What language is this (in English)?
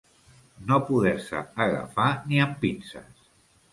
Catalan